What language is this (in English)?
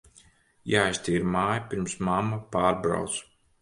Latvian